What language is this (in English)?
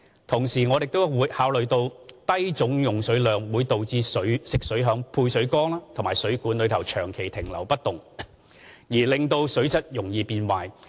Cantonese